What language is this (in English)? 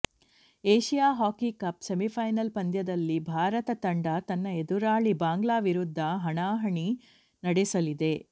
Kannada